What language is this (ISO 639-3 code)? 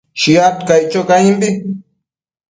mcf